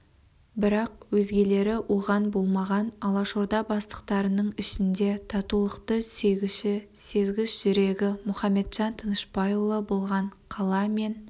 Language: Kazakh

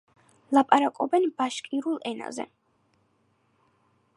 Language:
Georgian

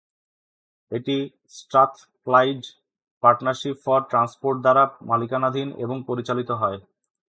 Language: Bangla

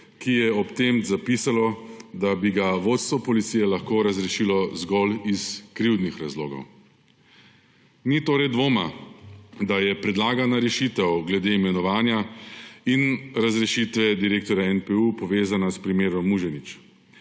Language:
Slovenian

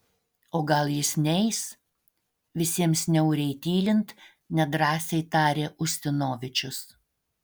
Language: Lithuanian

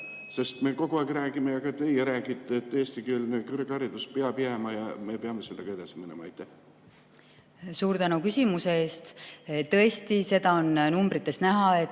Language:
Estonian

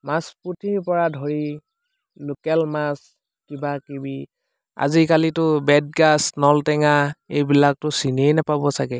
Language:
Assamese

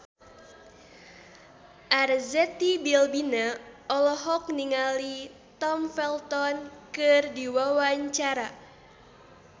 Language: Sundanese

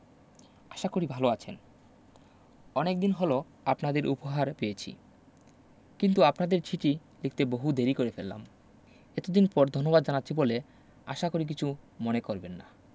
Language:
Bangla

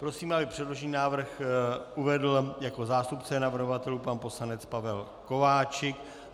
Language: Czech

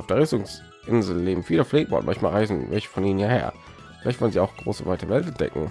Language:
German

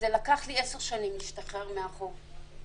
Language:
Hebrew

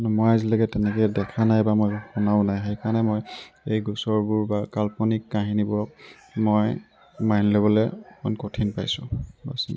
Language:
Assamese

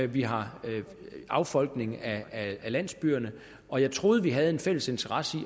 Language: Danish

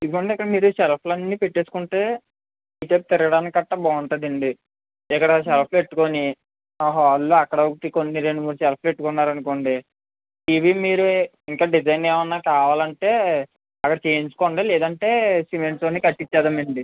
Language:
Telugu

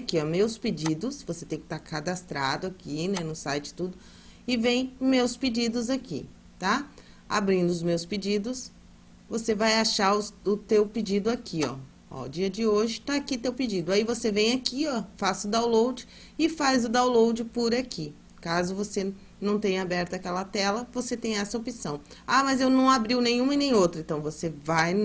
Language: Portuguese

